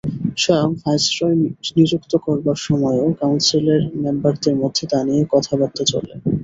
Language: Bangla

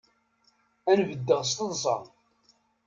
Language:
Kabyle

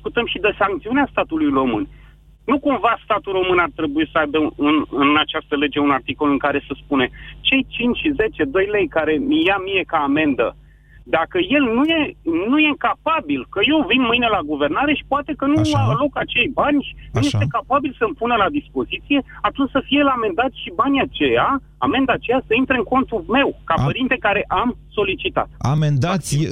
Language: Romanian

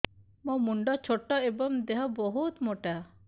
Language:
Odia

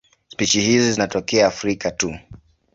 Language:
Swahili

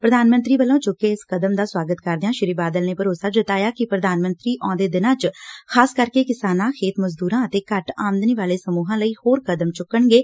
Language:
Punjabi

